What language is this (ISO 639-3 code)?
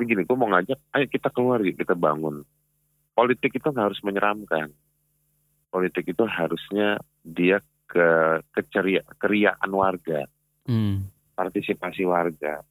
ind